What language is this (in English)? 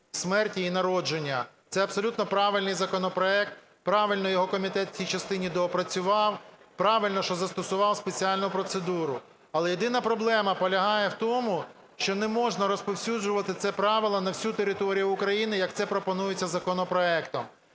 Ukrainian